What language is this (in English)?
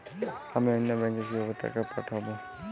Bangla